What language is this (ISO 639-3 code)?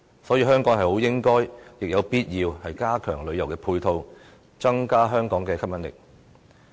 yue